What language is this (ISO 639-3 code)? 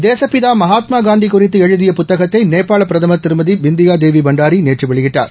tam